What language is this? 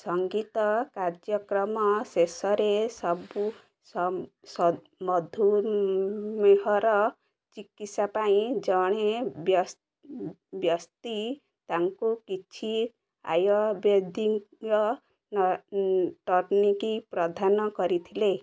Odia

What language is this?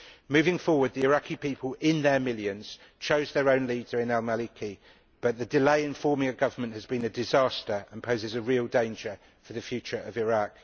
English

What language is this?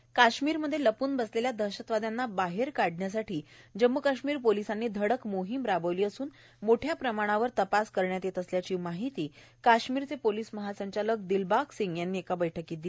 Marathi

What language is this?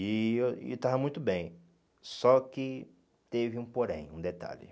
Portuguese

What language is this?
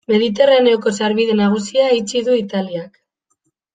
Basque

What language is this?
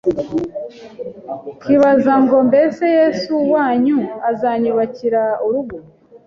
Kinyarwanda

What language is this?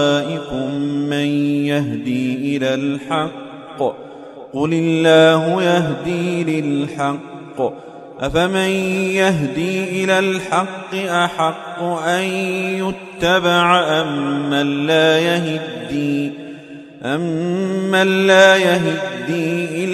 Arabic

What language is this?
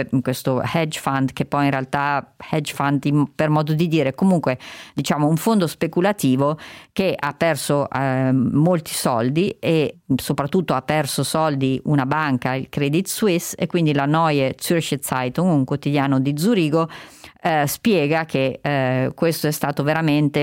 Italian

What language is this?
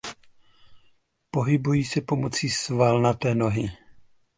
Czech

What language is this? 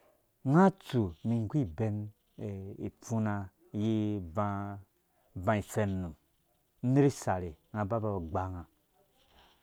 Dũya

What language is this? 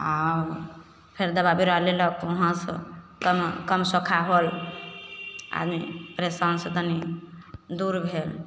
Maithili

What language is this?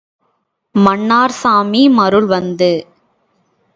Tamil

